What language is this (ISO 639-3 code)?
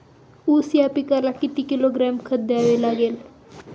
mar